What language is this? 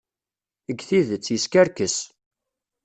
Kabyle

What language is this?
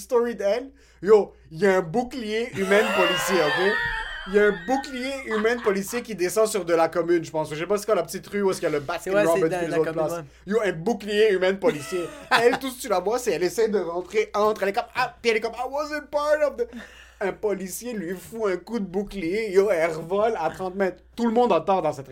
French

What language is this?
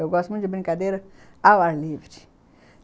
Portuguese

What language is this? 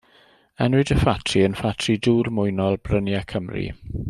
Welsh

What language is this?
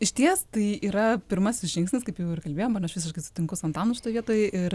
Lithuanian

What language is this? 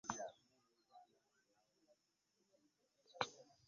Ganda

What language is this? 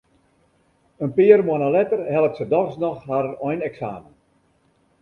Western Frisian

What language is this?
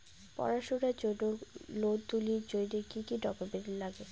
Bangla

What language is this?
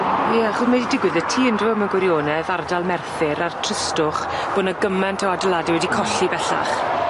Welsh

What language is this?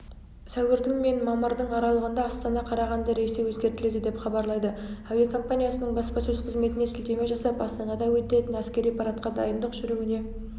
Kazakh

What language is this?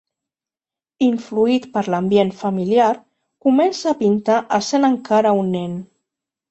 Catalan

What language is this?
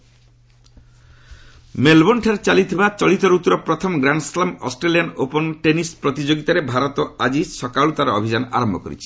Odia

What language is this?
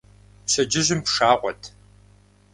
Kabardian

